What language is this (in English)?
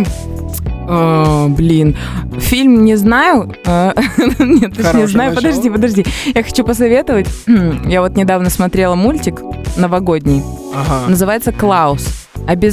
Russian